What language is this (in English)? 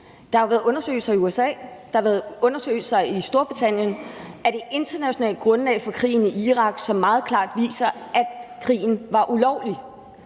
Danish